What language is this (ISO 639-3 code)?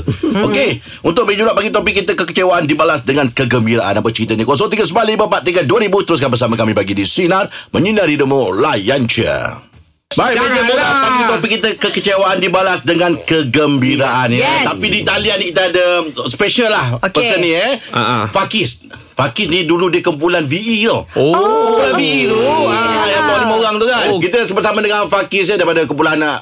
msa